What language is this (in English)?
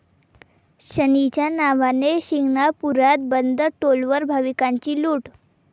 Marathi